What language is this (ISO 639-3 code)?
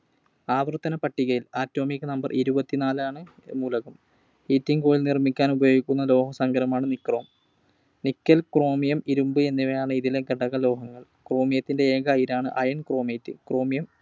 mal